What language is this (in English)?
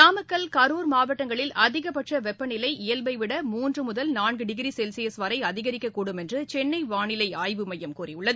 Tamil